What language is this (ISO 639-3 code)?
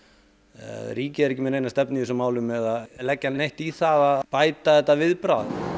isl